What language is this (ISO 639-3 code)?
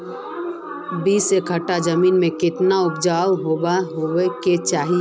mag